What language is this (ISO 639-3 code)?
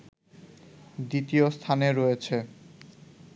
ben